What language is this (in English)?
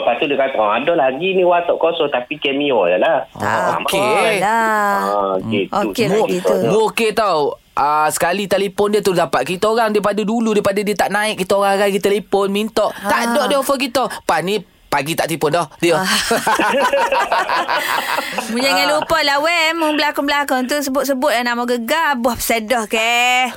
Malay